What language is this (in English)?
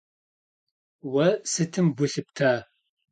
Kabardian